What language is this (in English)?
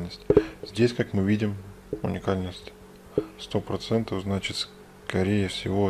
Russian